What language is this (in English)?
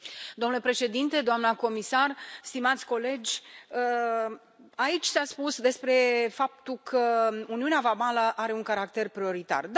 Romanian